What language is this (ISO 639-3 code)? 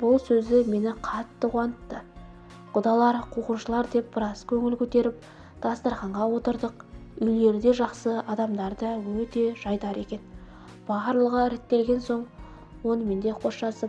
tur